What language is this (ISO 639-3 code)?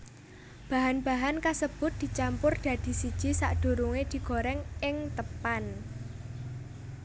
jav